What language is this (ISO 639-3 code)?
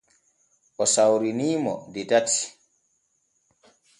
fue